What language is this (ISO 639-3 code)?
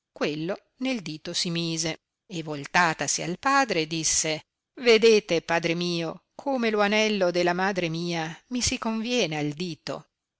ita